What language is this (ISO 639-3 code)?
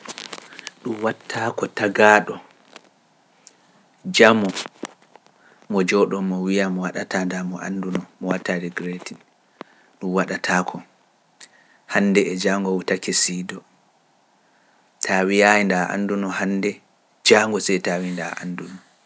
fuf